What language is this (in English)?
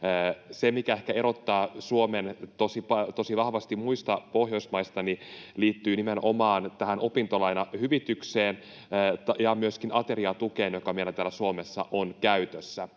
Finnish